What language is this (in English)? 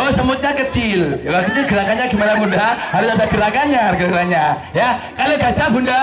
Indonesian